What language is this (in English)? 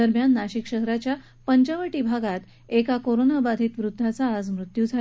Marathi